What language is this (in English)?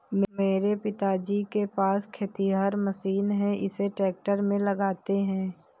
Hindi